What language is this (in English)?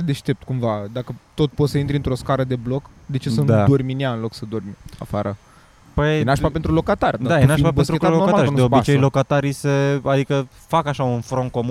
Romanian